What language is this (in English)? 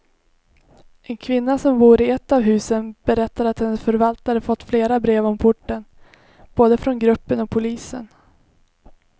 Swedish